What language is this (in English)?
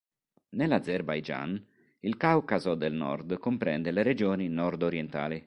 Italian